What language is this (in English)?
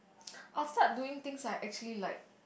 English